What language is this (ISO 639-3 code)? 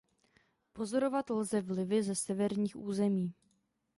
ces